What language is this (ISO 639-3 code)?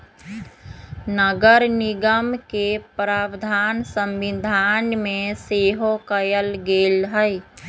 mag